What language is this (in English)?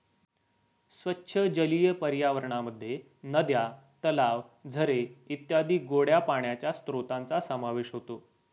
Marathi